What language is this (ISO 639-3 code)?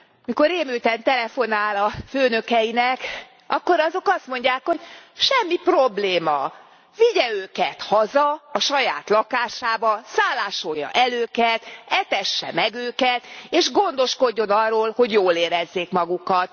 hun